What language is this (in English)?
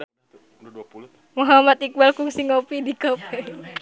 Sundanese